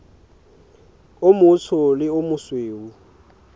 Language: Southern Sotho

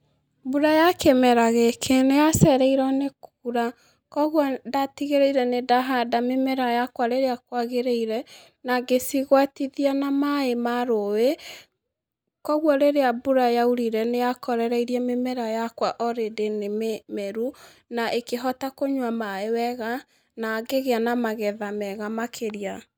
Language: Kikuyu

